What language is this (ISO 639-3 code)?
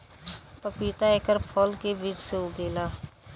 bho